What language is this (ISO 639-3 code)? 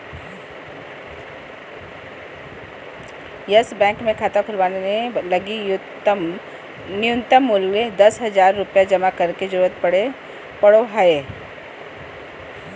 mag